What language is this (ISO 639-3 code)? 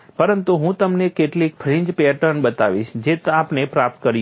guj